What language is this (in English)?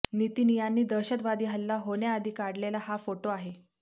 Marathi